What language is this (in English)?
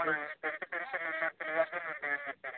Telugu